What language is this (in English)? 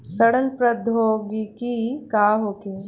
Bhojpuri